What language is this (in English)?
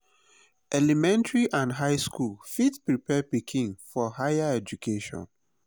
Nigerian Pidgin